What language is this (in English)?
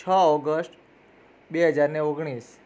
Gujarati